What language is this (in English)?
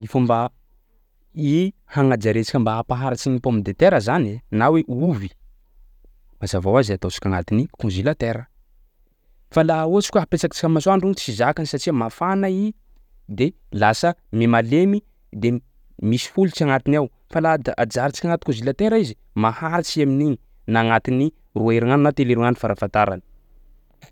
Sakalava Malagasy